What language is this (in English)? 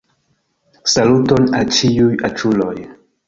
Esperanto